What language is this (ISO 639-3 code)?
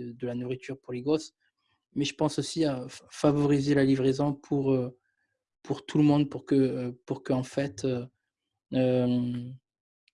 fra